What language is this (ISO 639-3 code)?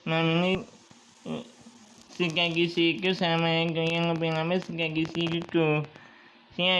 ind